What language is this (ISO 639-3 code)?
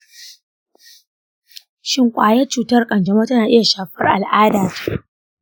hau